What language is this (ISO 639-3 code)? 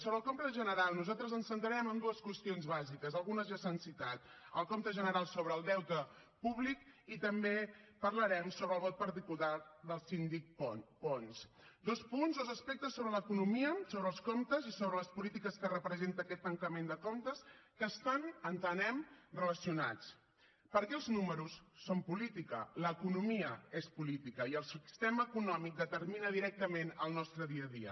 cat